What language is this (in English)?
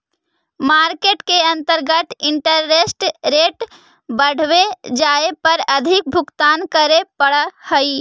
Magahi